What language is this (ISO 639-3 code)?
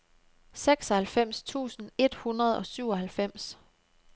dan